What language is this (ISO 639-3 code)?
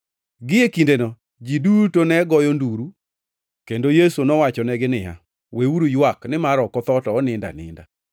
luo